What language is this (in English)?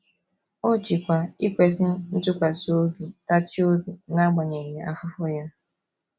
Igbo